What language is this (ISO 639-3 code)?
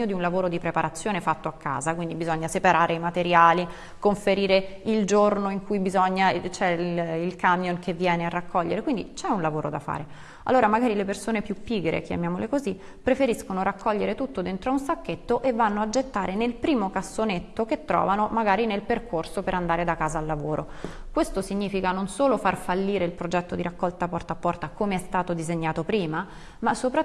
ita